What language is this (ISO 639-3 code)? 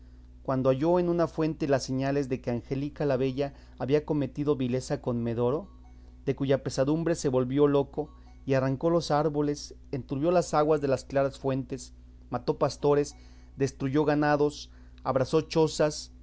spa